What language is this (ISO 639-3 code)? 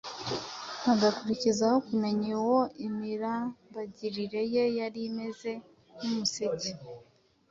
kin